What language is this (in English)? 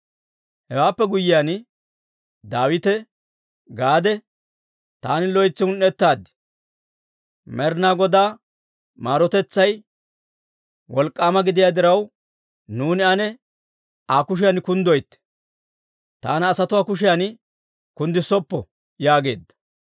Dawro